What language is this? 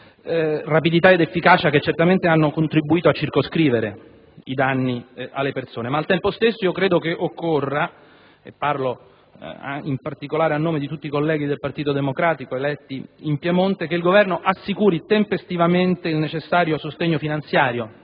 Italian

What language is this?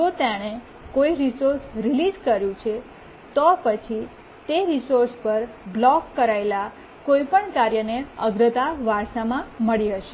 Gujarati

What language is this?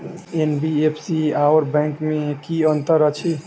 Maithili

